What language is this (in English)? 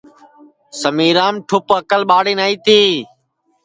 Sansi